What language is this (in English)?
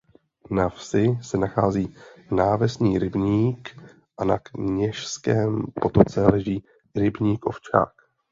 Czech